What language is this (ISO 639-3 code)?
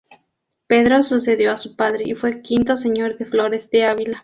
spa